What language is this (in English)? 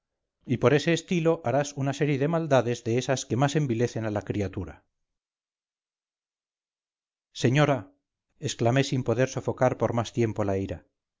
Spanish